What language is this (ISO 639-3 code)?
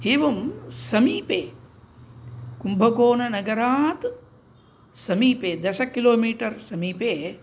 san